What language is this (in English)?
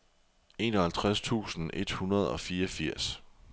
Danish